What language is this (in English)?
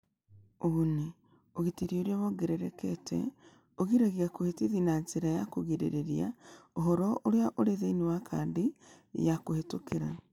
Kikuyu